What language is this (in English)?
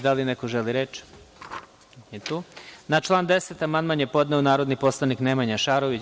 Serbian